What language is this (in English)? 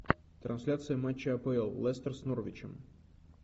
Russian